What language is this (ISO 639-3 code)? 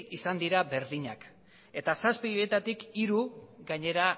eus